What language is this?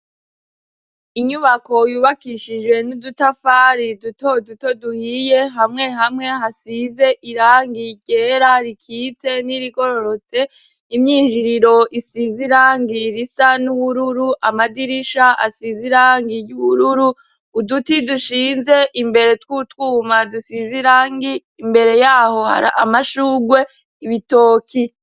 Rundi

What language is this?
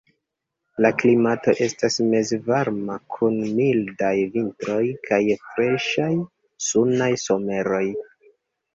Esperanto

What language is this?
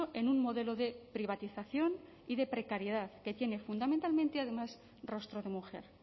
Spanish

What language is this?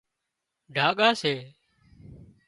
Wadiyara Koli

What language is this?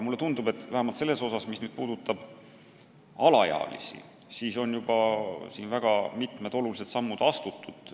Estonian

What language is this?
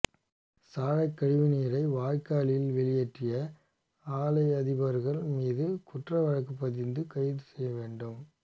Tamil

